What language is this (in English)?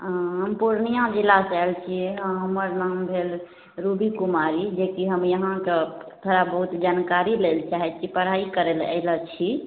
Maithili